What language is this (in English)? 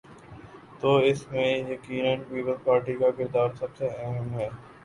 Urdu